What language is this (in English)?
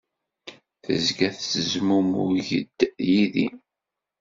Kabyle